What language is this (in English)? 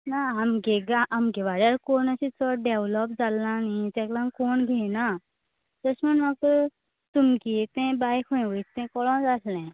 Konkani